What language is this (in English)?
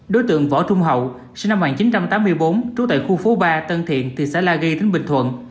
Vietnamese